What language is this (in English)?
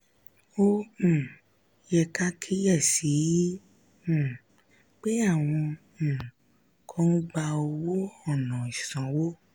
Yoruba